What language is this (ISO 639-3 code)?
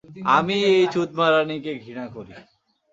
ben